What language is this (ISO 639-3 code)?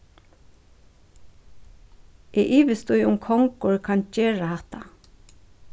fao